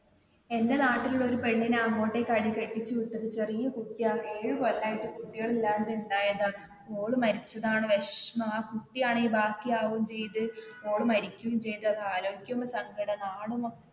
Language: Malayalam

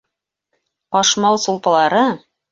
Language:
Bashkir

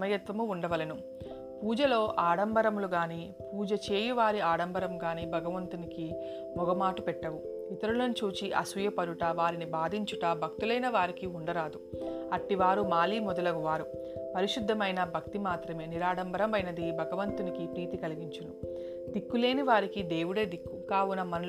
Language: Telugu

